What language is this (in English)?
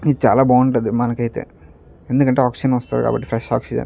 Telugu